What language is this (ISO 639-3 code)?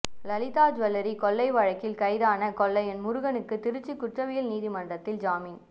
tam